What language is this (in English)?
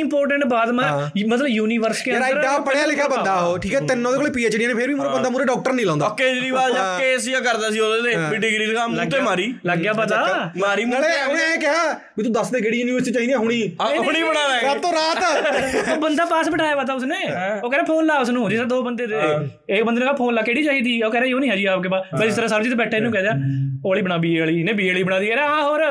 Punjabi